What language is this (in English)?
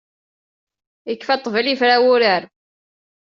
Kabyle